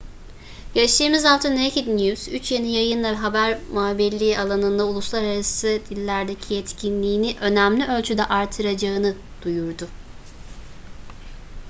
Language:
Turkish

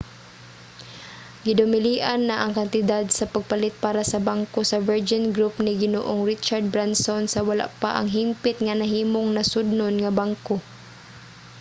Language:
Cebuano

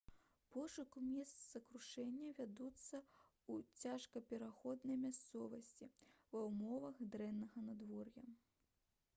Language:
Belarusian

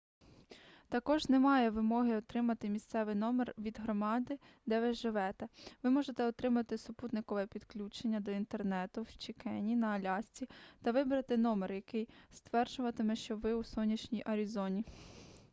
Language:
Ukrainian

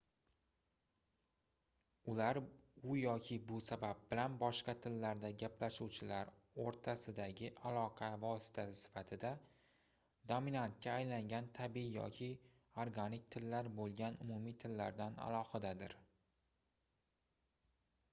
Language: Uzbek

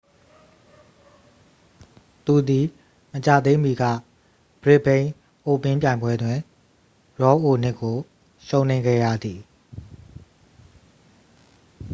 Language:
Burmese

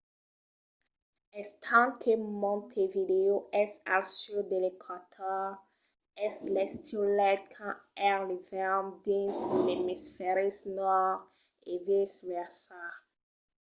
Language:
Occitan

